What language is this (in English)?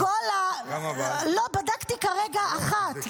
Hebrew